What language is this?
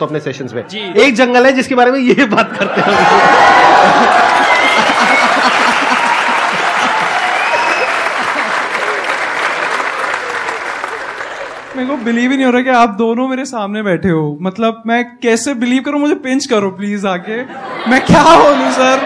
Hindi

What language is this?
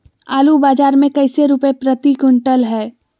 Magahi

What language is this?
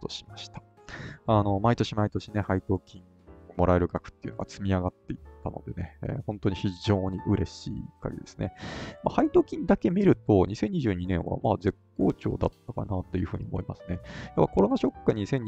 Japanese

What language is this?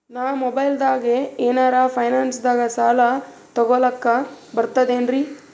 Kannada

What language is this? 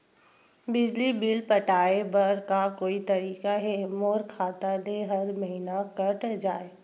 Chhattisgarhi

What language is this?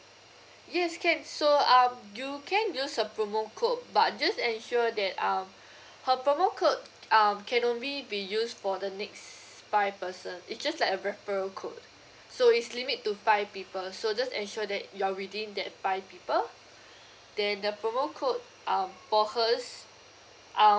English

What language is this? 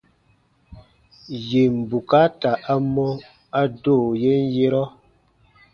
Baatonum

